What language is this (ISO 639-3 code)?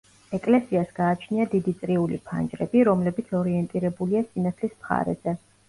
kat